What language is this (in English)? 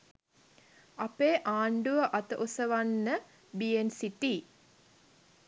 Sinhala